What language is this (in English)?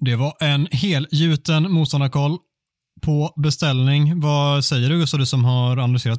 Swedish